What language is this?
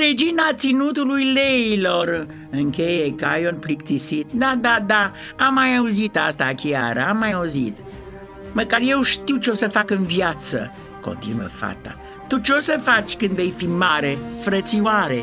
Romanian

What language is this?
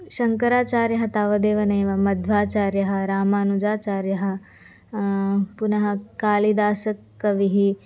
Sanskrit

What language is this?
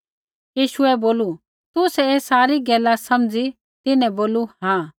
Kullu Pahari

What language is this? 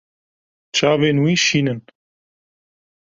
Kurdish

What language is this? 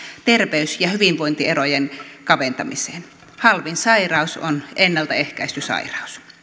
Finnish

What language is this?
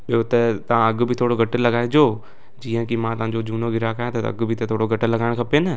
Sindhi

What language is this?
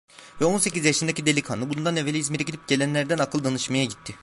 Turkish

